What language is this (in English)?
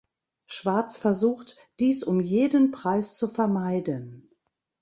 German